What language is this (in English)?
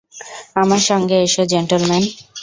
Bangla